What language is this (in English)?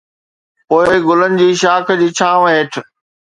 Sindhi